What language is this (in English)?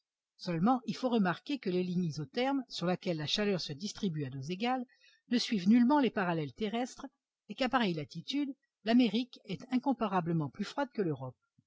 French